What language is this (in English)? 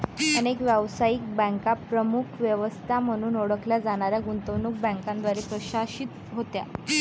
Marathi